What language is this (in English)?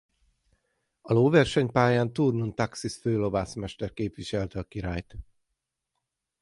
Hungarian